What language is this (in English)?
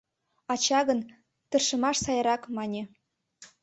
Mari